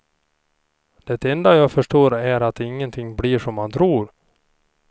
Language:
Swedish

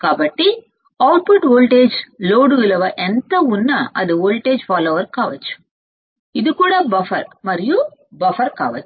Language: Telugu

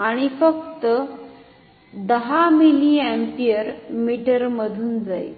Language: Marathi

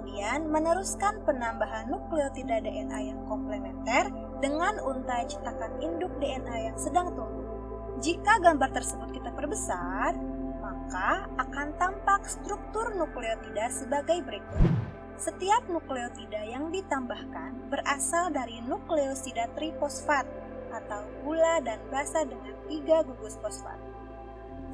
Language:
Indonesian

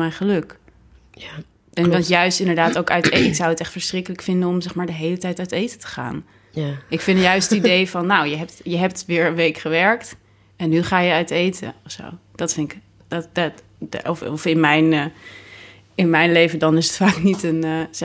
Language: Dutch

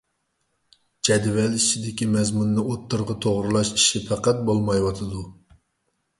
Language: Uyghur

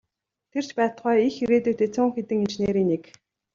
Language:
Mongolian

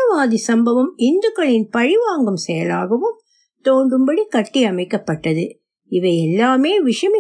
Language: Tamil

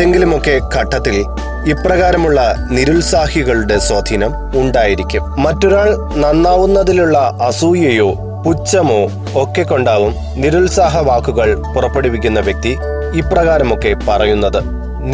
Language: Malayalam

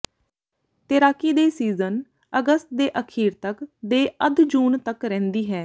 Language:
Punjabi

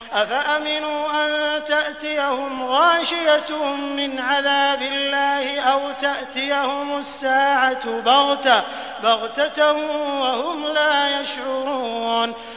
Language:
Arabic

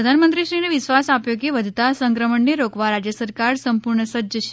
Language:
Gujarati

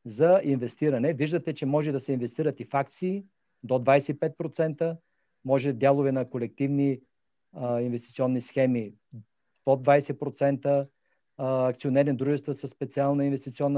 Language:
Bulgarian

